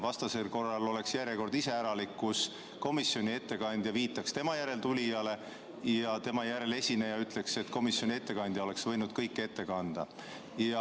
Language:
Estonian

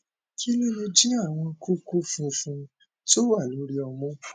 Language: Yoruba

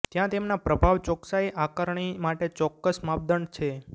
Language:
Gujarati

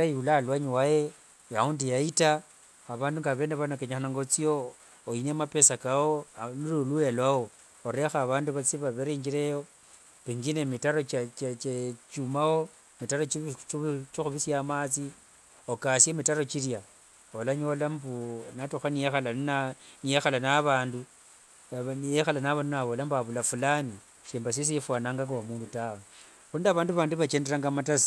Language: Wanga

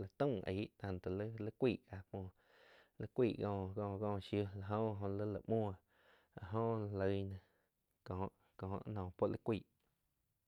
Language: Quiotepec Chinantec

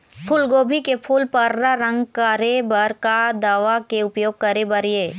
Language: Chhattisgarhi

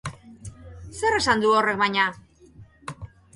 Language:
Basque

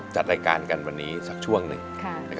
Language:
Thai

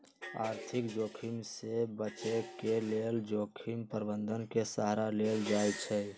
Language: Magahi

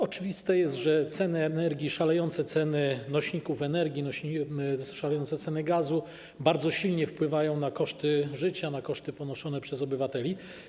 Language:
Polish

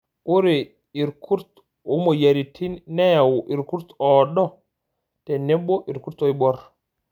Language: Masai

